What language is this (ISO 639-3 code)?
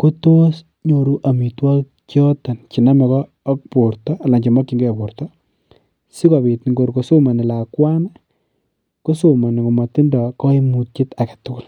kln